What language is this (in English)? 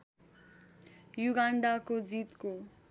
Nepali